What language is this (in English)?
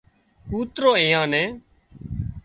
Wadiyara Koli